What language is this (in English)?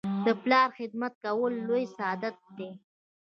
Pashto